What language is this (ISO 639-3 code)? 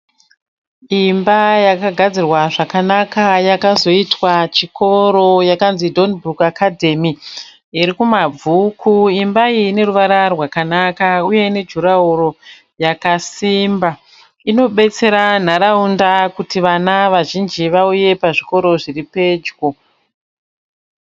sna